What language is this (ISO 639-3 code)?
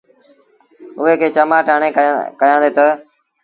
sbn